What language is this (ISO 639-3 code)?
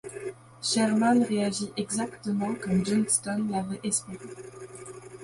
fra